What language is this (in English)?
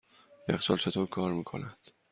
Persian